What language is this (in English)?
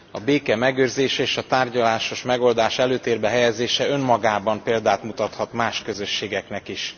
Hungarian